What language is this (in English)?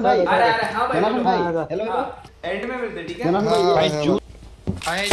Hindi